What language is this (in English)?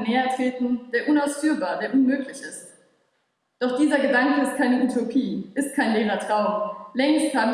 German